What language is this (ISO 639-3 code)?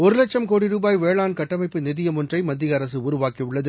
tam